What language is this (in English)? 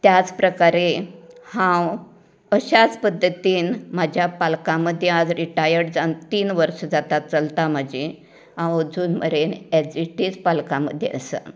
Konkani